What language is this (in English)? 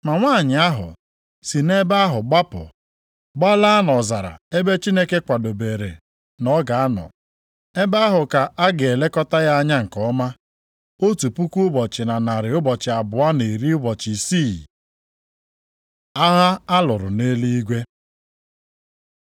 Igbo